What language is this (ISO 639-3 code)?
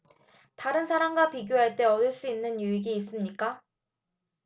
kor